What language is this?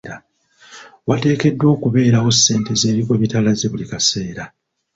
Ganda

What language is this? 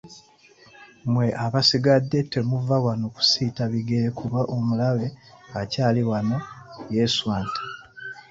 Ganda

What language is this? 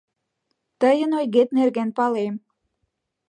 Mari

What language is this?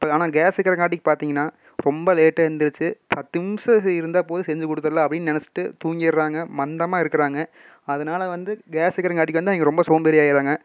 Tamil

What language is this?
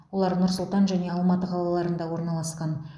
Kazakh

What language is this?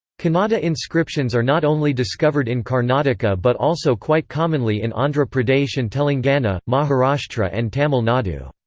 English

